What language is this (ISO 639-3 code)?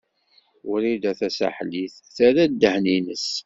kab